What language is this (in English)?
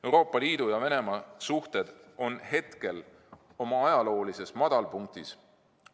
Estonian